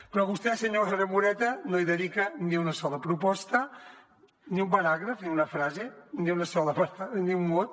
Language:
Catalan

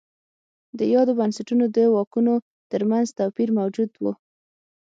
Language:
Pashto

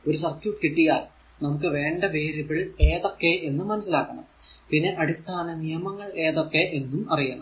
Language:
Malayalam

